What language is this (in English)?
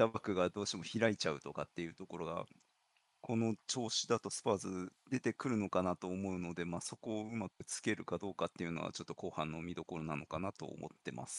Japanese